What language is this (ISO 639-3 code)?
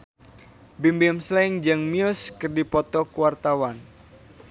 sun